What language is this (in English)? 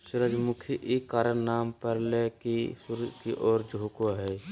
Magahi